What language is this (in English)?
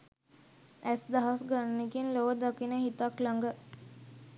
Sinhala